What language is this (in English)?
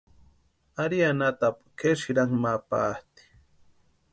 Western Highland Purepecha